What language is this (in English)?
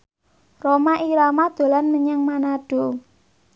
Javanese